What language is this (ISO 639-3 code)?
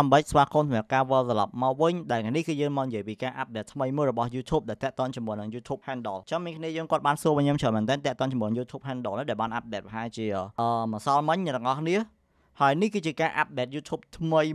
vie